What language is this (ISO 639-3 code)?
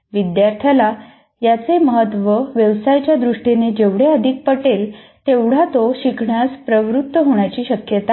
mar